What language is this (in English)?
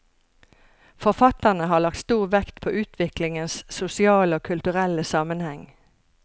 Norwegian